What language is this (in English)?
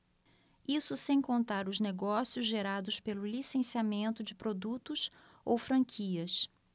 Portuguese